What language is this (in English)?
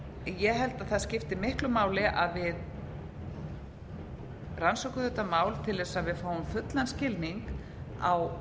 Icelandic